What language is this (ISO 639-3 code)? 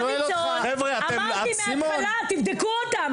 heb